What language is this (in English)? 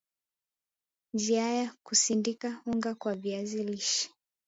Swahili